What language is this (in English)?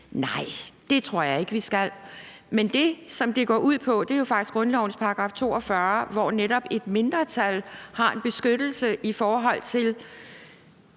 Danish